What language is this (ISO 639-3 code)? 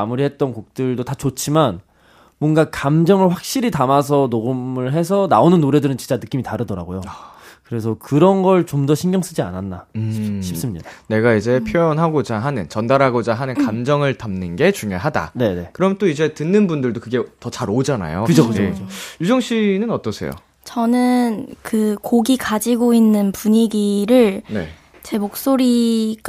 kor